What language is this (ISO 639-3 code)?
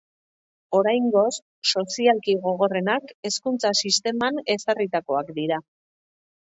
eus